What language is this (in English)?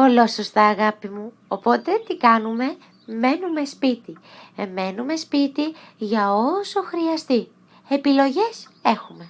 Greek